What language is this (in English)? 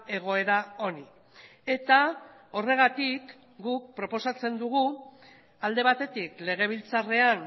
Basque